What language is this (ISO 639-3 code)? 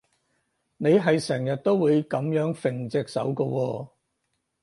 yue